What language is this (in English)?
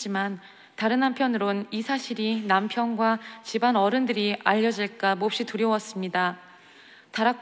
Korean